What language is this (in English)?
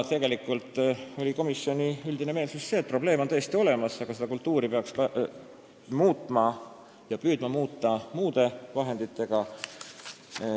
Estonian